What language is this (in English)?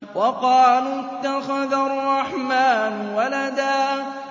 Arabic